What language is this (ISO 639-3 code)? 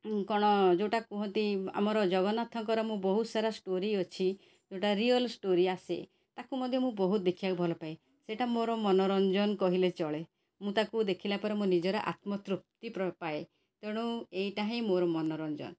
ori